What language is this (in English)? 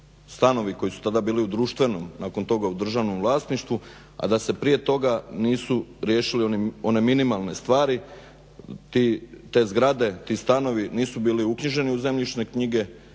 Croatian